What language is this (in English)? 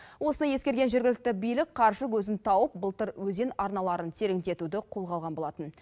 Kazakh